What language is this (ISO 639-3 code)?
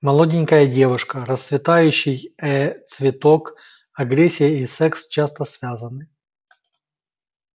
rus